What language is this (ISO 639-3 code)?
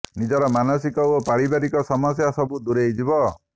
ori